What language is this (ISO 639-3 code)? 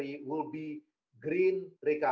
ind